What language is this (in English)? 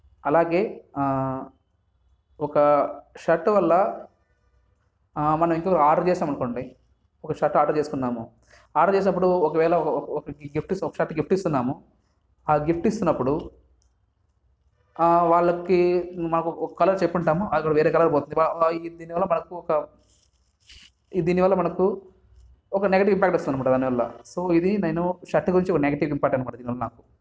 Telugu